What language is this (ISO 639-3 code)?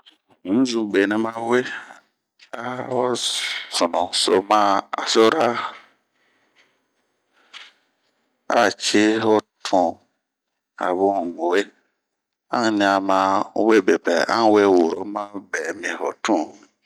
bmq